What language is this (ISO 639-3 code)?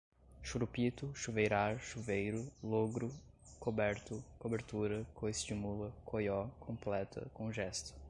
por